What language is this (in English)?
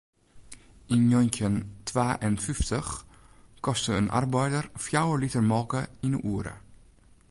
Western Frisian